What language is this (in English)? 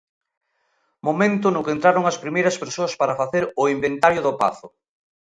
Galician